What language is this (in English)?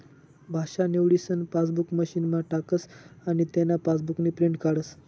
Marathi